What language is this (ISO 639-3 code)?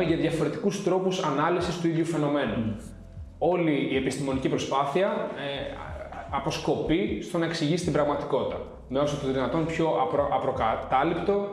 ell